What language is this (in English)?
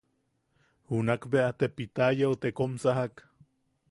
Yaqui